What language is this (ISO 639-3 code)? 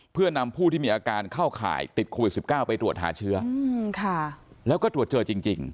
tha